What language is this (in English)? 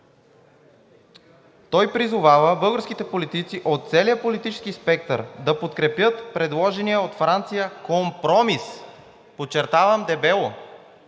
Bulgarian